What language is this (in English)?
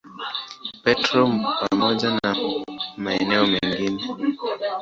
Swahili